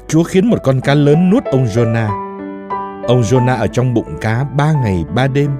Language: Vietnamese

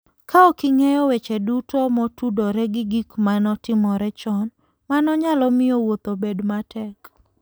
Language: Luo (Kenya and Tanzania)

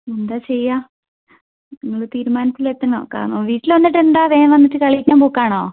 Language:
Malayalam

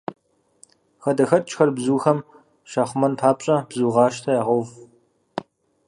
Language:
Kabardian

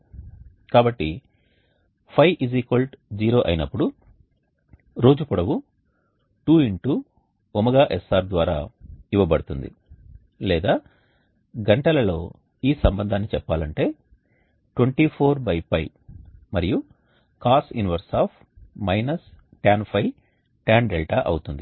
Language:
Telugu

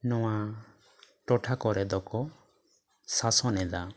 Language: Santali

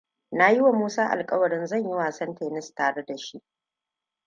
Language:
Hausa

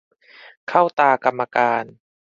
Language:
Thai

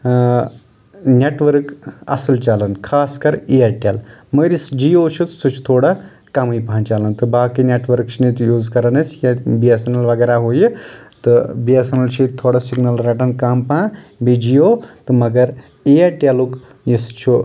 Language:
Kashmiri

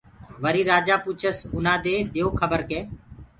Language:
Gurgula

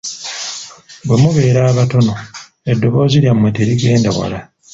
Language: Ganda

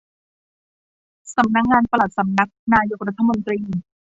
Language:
Thai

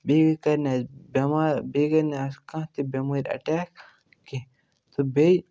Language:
Kashmiri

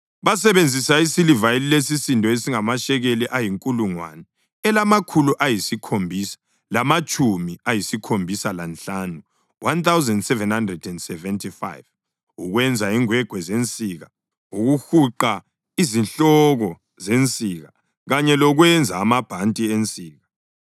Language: North Ndebele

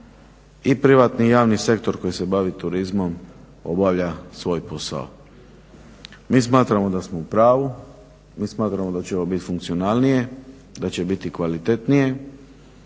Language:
Croatian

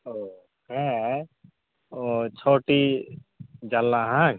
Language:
Santali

